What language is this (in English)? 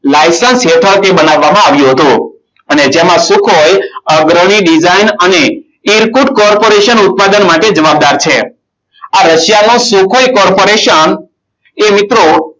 Gujarati